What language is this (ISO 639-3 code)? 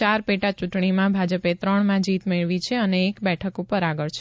guj